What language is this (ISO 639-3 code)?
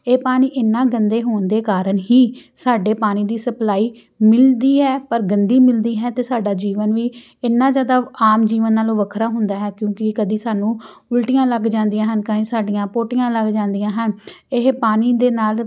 pan